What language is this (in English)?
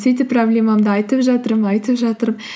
Kazakh